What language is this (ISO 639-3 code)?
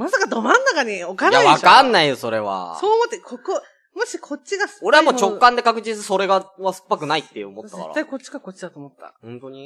jpn